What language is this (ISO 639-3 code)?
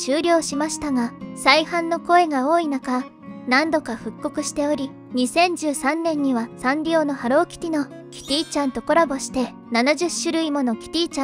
jpn